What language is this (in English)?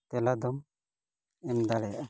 Santali